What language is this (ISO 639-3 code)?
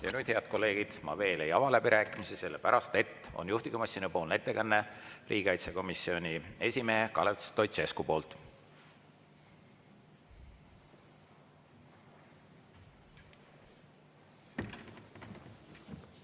est